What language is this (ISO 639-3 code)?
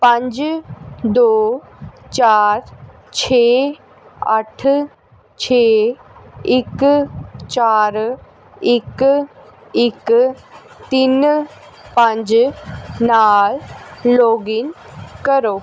pan